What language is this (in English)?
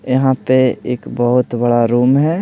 Hindi